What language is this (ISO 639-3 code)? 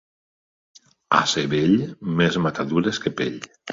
cat